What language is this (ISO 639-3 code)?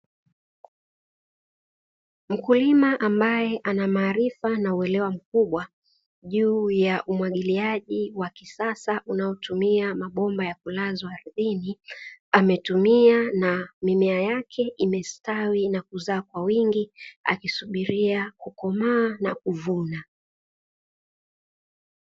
swa